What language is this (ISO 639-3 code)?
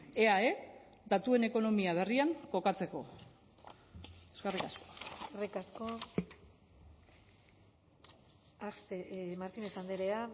eus